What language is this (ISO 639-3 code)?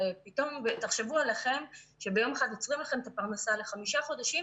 heb